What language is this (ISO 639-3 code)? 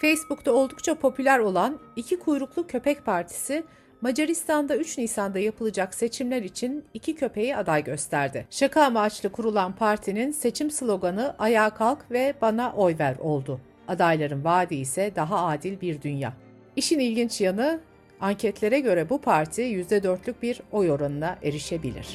tur